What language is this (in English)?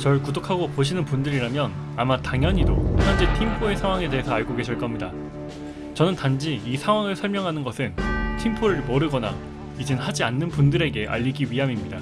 Korean